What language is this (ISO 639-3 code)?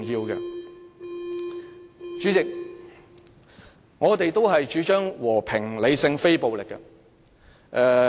yue